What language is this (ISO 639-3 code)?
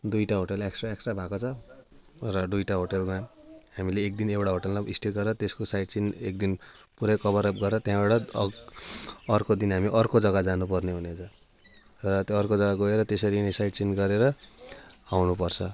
nep